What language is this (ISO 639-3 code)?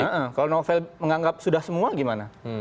ind